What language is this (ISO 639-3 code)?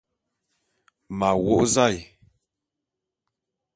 bum